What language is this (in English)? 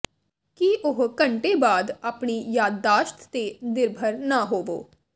Punjabi